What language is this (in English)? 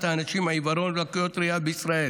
Hebrew